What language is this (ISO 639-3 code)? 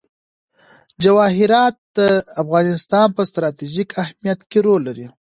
pus